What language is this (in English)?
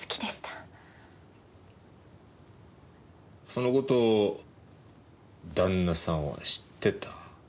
Japanese